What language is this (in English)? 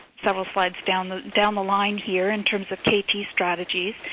English